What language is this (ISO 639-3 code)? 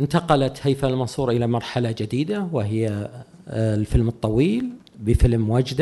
ara